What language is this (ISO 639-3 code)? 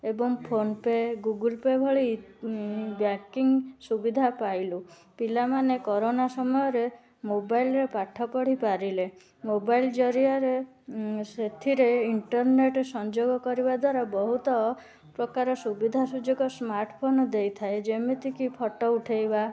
ori